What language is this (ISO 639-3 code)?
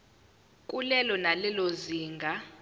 zul